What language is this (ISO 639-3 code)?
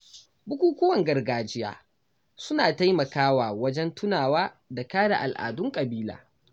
hau